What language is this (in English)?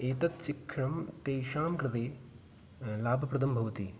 Sanskrit